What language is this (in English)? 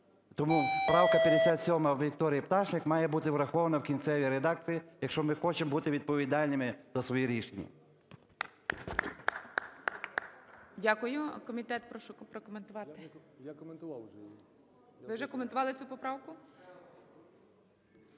Ukrainian